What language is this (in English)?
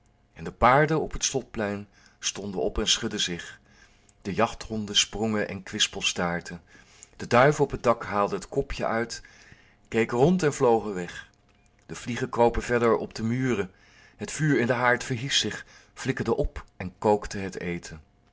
Dutch